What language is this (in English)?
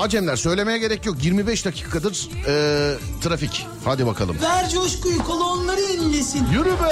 Turkish